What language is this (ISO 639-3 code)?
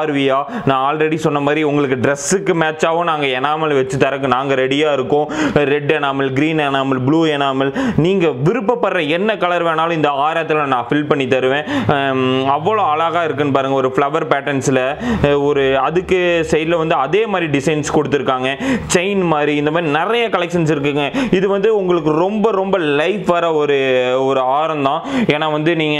tur